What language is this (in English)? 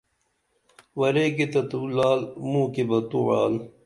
Dameli